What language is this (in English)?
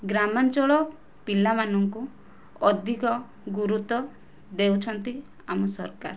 Odia